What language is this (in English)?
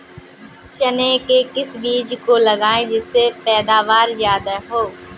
Hindi